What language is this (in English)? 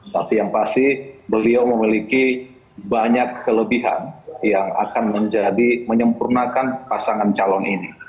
Indonesian